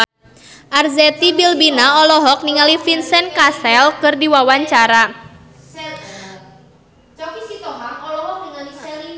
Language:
Sundanese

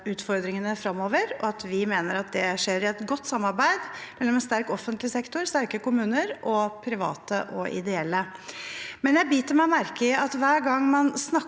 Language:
Norwegian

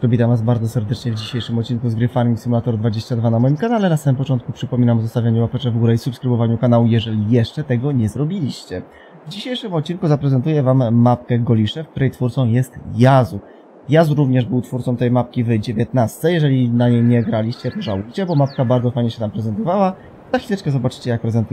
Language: Polish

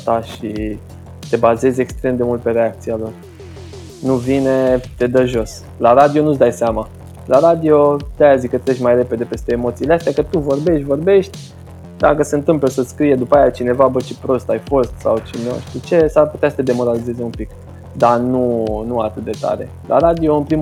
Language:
Romanian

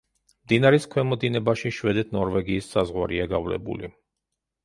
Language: Georgian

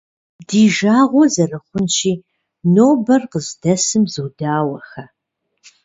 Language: Kabardian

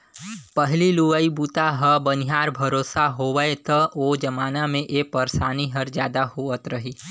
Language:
Chhattisgarhi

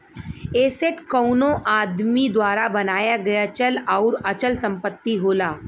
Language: Bhojpuri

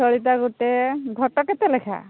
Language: Odia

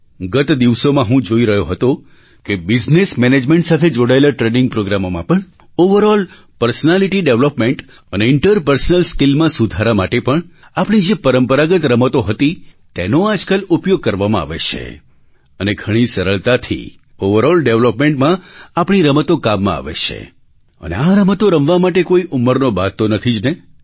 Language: Gujarati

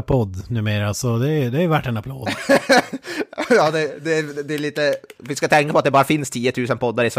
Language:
Swedish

